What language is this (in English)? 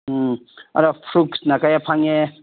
Manipuri